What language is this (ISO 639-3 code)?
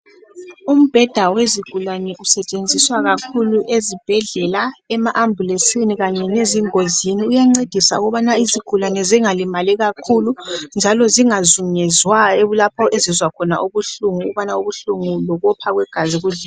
nde